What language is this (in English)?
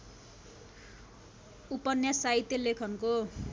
Nepali